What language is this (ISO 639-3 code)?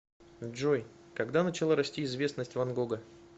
rus